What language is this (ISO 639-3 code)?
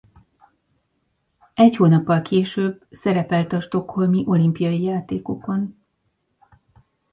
hun